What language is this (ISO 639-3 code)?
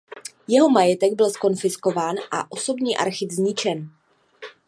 ces